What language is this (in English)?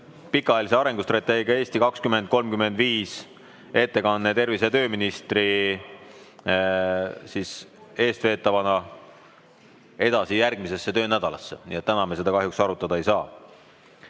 Estonian